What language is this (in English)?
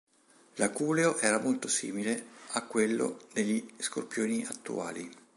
Italian